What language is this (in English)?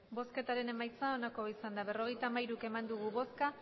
Basque